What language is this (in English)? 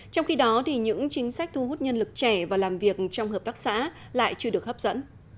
Vietnamese